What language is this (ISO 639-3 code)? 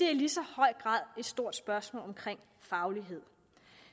dan